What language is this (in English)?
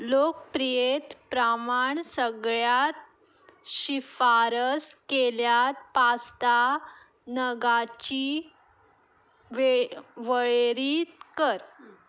Konkani